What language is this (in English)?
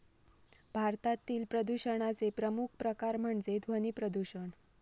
Marathi